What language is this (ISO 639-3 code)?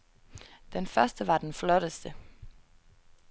dan